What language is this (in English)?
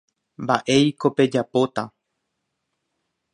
Guarani